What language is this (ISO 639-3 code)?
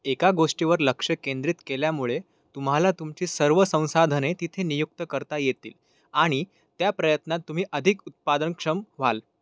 mar